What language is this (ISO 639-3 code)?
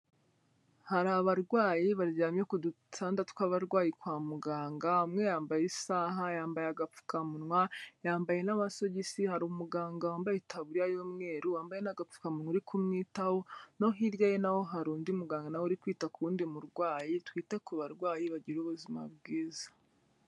kin